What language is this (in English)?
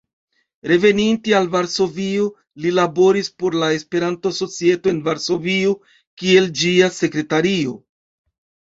Esperanto